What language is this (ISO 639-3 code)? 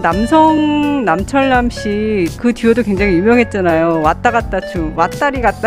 kor